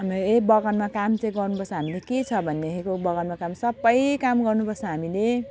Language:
Nepali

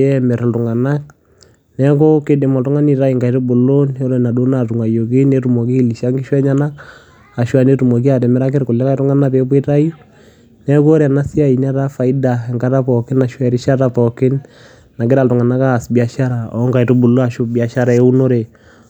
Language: Masai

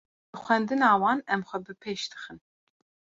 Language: Kurdish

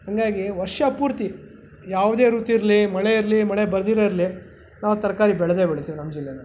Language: Kannada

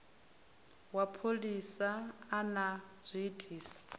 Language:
Venda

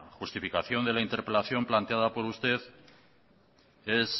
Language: Spanish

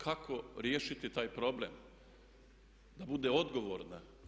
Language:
Croatian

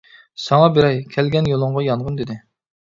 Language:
Uyghur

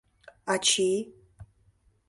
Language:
Mari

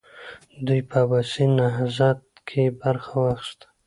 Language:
Pashto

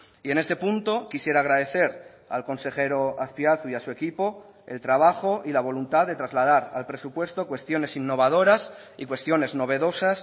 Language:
Spanish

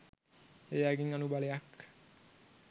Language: Sinhala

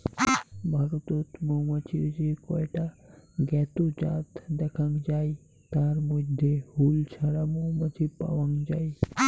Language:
Bangla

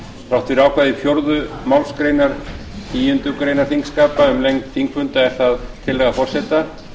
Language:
Icelandic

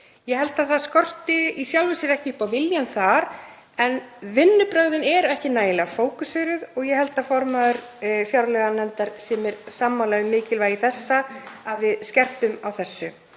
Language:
Icelandic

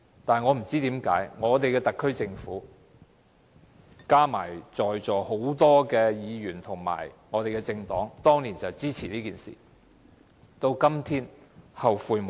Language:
Cantonese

